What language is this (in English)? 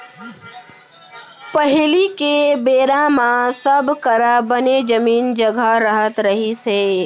Chhattisgarhi